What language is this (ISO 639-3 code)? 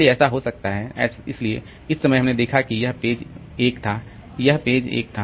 hin